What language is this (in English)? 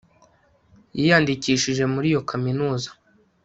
Kinyarwanda